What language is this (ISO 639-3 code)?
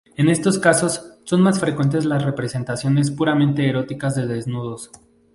spa